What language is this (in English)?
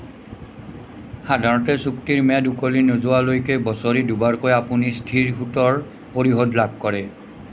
Assamese